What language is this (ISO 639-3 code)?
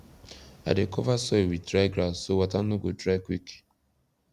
pcm